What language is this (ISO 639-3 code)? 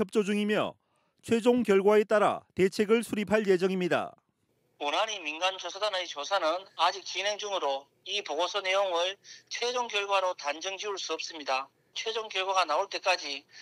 kor